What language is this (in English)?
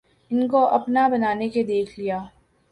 Urdu